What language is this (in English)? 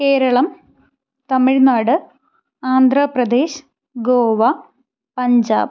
Malayalam